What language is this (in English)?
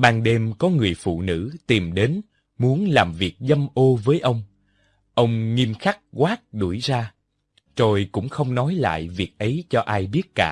Vietnamese